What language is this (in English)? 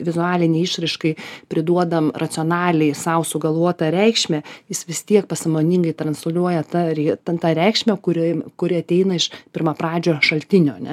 Lithuanian